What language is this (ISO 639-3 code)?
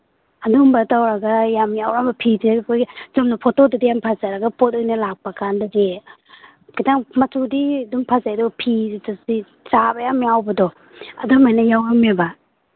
mni